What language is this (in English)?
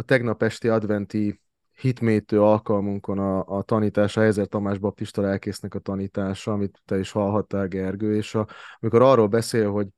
Hungarian